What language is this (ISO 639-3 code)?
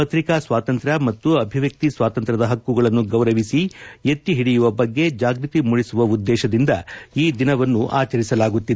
kan